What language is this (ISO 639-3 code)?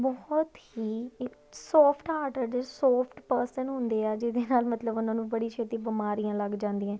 pan